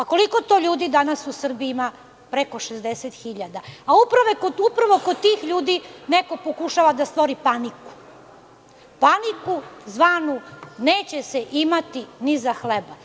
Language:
Serbian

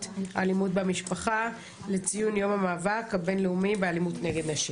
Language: Hebrew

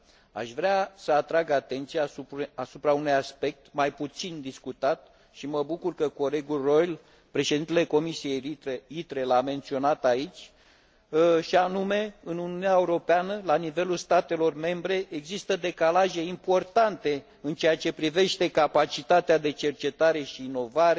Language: Romanian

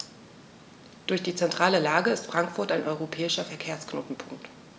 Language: German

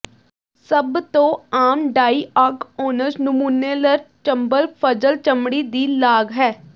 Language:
Punjabi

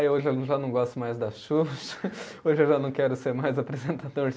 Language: Portuguese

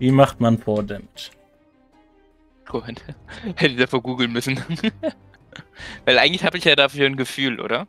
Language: German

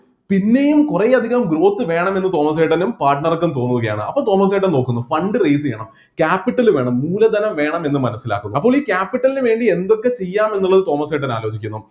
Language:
Malayalam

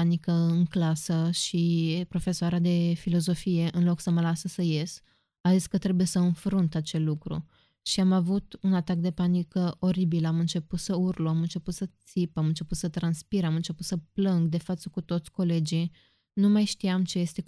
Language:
Romanian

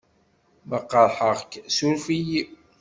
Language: Kabyle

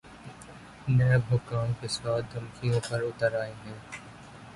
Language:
Urdu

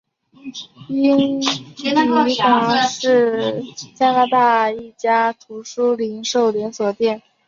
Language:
Chinese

